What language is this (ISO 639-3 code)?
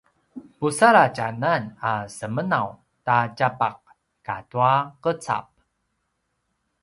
pwn